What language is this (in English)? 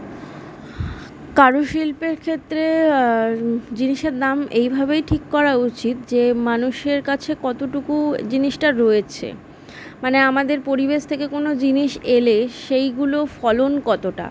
Bangla